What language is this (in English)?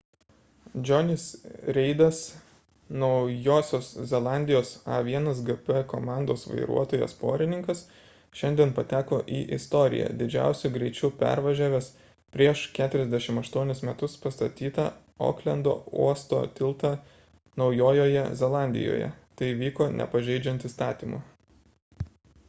Lithuanian